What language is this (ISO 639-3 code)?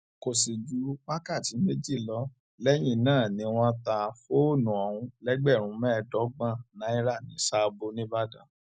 yor